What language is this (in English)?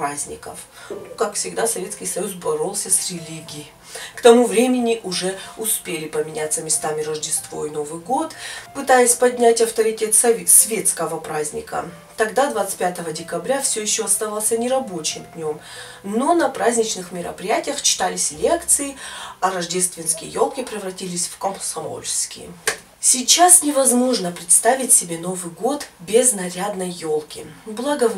Russian